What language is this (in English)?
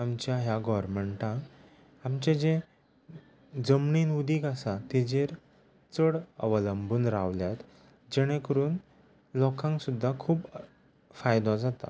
Konkani